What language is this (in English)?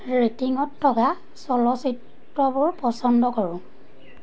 Assamese